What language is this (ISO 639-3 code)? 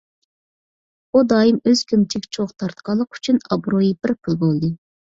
uig